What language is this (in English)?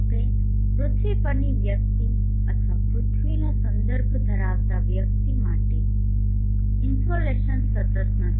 Gujarati